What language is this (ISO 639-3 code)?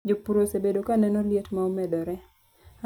luo